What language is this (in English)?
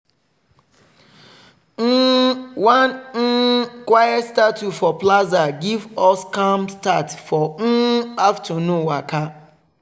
Nigerian Pidgin